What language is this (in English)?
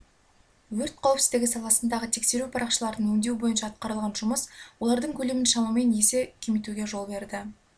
Kazakh